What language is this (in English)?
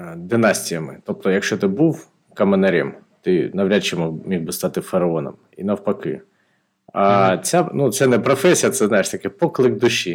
Ukrainian